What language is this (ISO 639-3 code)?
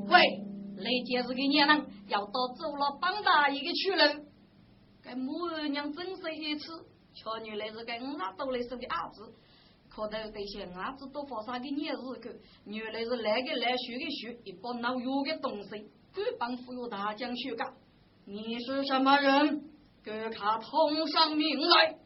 zho